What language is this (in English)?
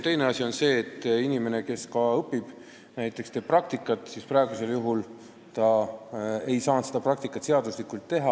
Estonian